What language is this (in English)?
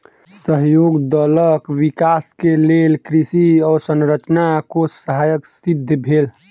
Maithili